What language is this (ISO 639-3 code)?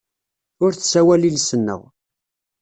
kab